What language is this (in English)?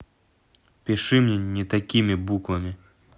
Russian